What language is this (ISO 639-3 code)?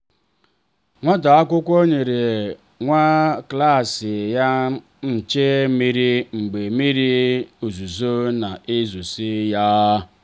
ibo